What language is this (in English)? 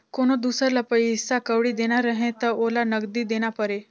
Chhattisgarhi